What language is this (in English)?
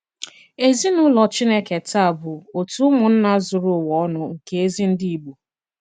Igbo